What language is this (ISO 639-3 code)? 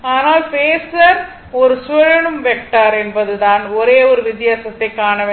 tam